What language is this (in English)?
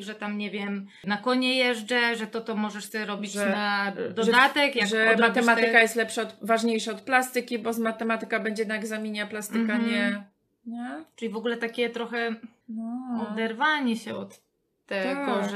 Polish